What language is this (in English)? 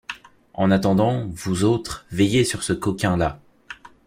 French